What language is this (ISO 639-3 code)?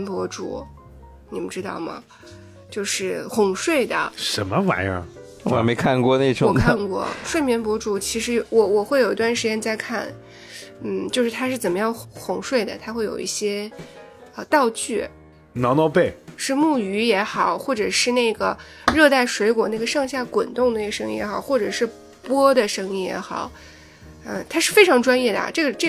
zho